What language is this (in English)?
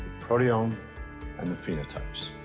English